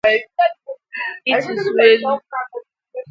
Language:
Igbo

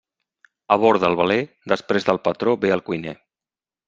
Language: Catalan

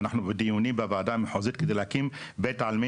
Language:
Hebrew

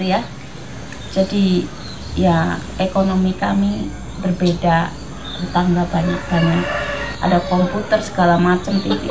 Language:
Indonesian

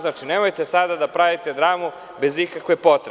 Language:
Serbian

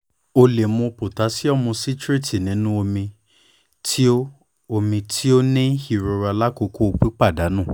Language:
Yoruba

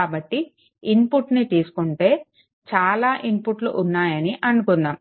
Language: Telugu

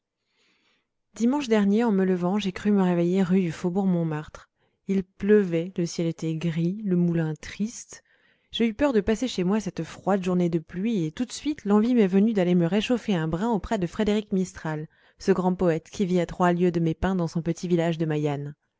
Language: French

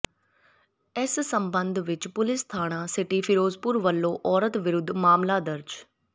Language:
Punjabi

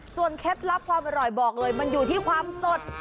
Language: Thai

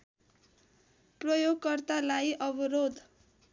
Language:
Nepali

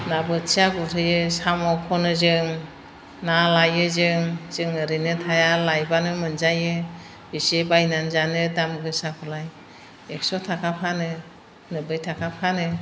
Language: Bodo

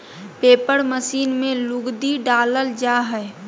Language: Magahi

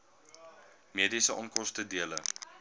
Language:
Afrikaans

